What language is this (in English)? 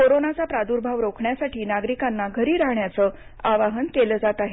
Marathi